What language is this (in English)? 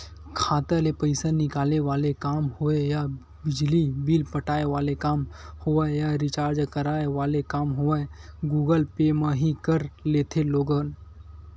Chhattisgarhi